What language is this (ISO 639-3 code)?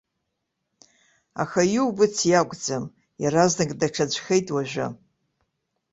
abk